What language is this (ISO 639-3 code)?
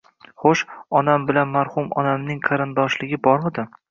uzb